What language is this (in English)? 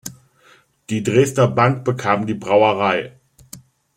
German